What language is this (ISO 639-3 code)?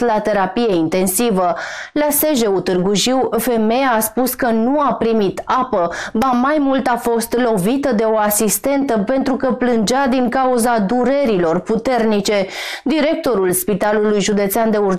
ron